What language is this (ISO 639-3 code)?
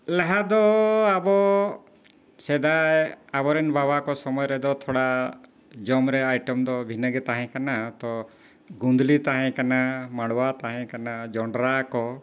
sat